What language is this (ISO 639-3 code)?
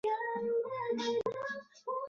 zho